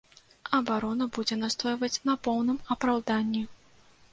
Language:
Belarusian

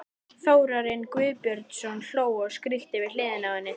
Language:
Icelandic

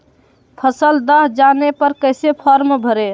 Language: Magahi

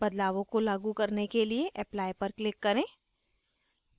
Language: Hindi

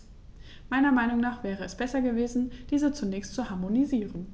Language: German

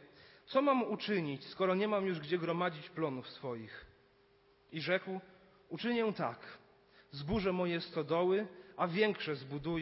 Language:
Polish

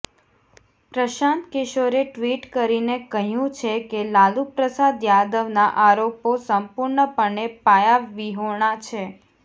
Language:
Gujarati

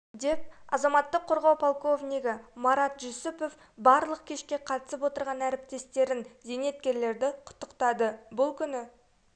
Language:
Kazakh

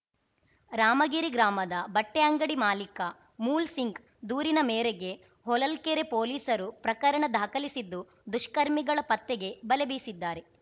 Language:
Kannada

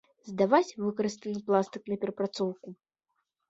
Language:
Belarusian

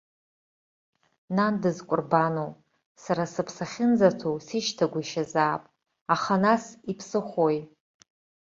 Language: Abkhazian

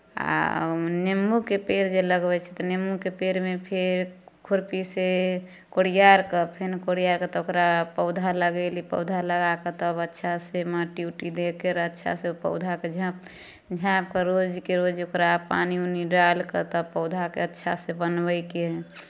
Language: Maithili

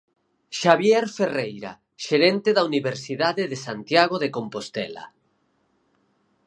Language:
Galician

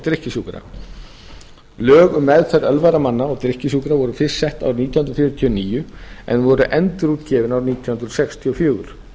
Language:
Icelandic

